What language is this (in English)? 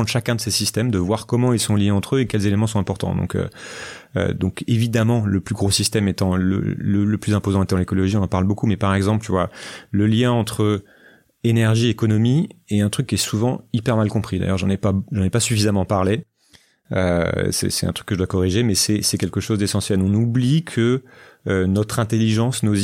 French